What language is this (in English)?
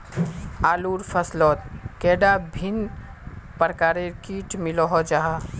Magahi